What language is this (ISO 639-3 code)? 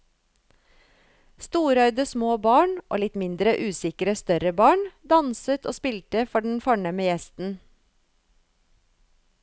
nor